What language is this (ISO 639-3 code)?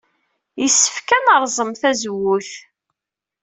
kab